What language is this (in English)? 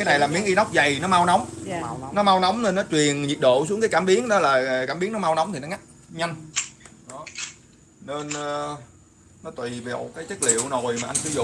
Vietnamese